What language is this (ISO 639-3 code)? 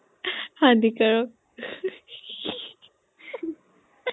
asm